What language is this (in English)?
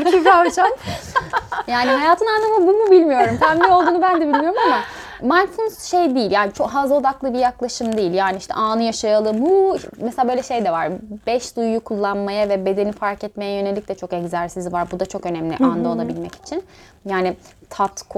Turkish